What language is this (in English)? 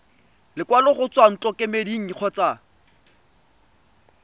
Tswana